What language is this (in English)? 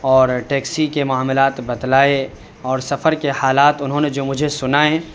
Urdu